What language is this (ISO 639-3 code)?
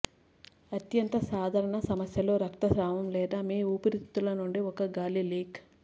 tel